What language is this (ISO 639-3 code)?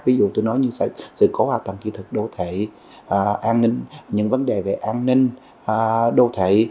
vie